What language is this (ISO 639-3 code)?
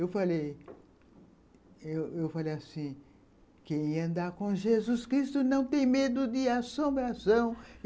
por